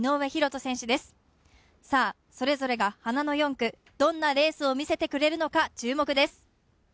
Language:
Japanese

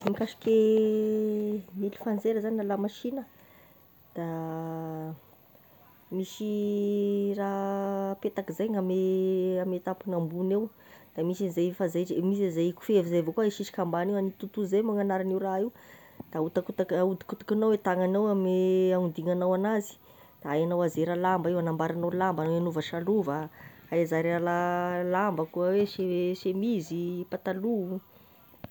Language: Tesaka Malagasy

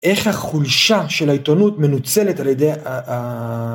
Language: Hebrew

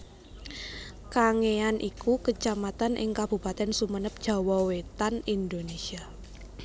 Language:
Javanese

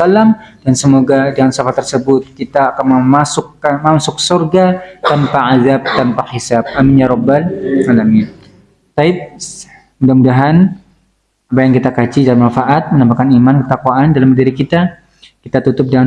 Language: Indonesian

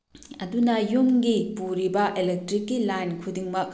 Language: Manipuri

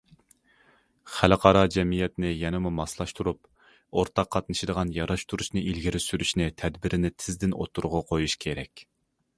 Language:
Uyghur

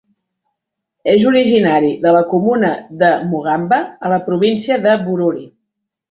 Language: Catalan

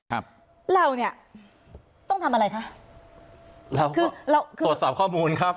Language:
Thai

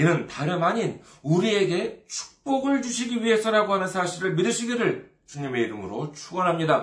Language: Korean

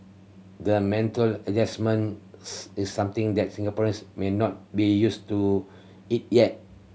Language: English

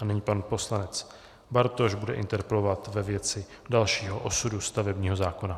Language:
Czech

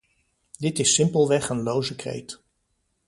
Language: Dutch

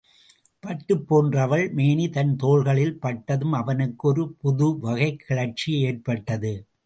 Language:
Tamil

